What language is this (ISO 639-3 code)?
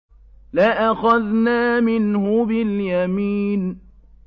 ara